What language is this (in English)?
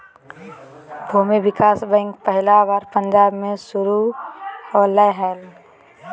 Magahi